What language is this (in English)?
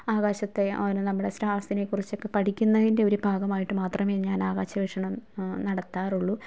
Malayalam